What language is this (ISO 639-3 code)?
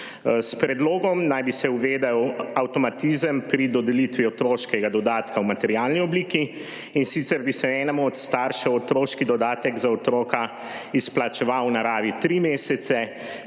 slv